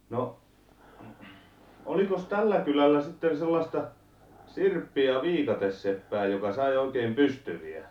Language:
Finnish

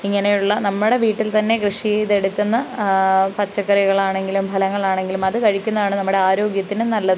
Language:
Malayalam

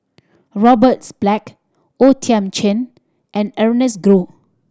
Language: English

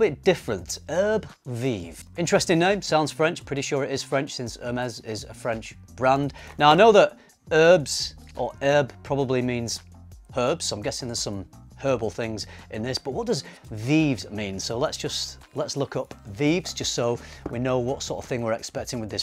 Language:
English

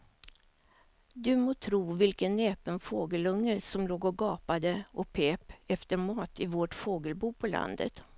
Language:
Swedish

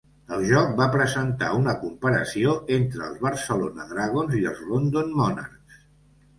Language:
Catalan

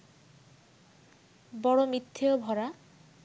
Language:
Bangla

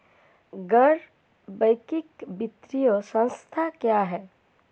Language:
Hindi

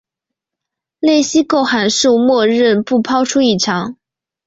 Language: Chinese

